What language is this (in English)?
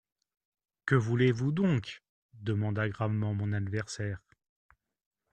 French